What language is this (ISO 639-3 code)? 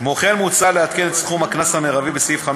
heb